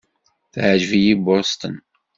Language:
Kabyle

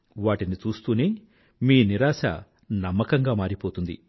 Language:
Telugu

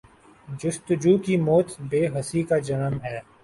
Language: Urdu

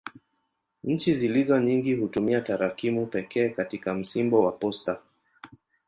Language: Swahili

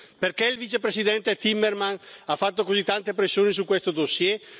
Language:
Italian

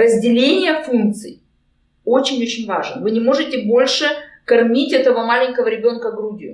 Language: Russian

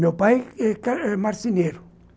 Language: Portuguese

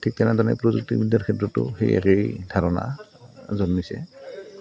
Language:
Assamese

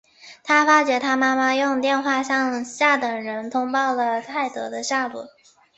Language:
Chinese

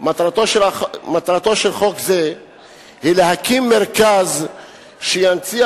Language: Hebrew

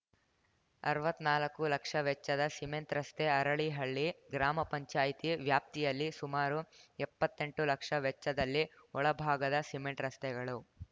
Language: Kannada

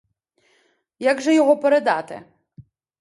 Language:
Ukrainian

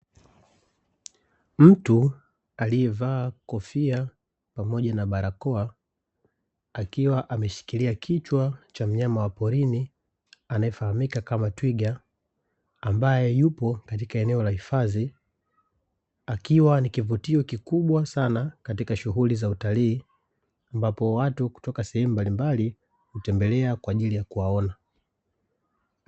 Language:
Swahili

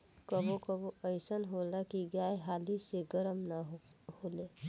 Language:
Bhojpuri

